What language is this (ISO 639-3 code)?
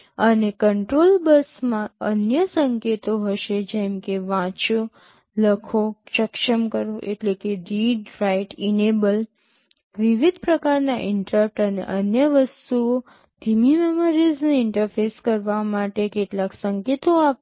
guj